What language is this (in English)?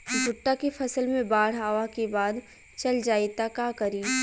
Bhojpuri